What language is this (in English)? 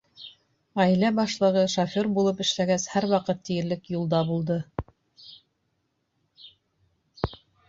Bashkir